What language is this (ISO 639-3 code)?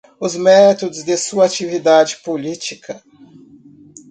por